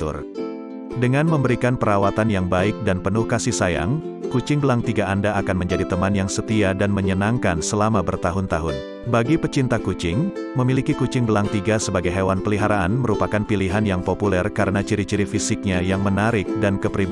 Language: Indonesian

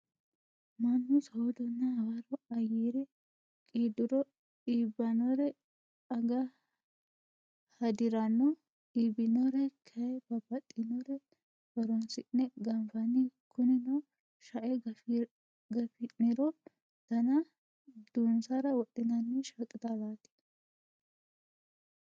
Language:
Sidamo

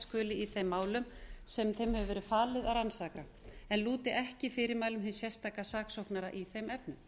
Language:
Icelandic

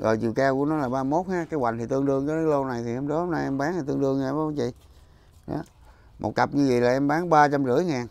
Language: Vietnamese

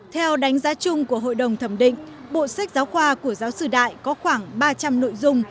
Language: Vietnamese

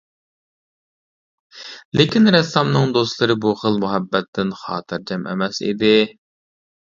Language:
Uyghur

